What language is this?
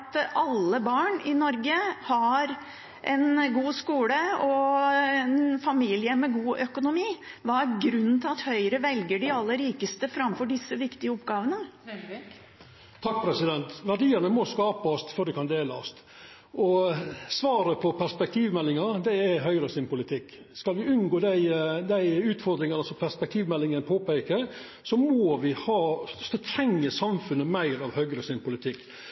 Norwegian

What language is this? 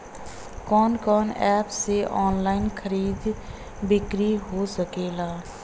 Bhojpuri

